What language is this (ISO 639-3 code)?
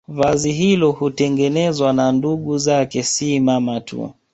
swa